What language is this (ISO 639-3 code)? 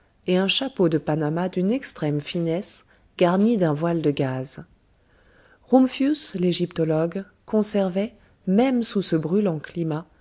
fra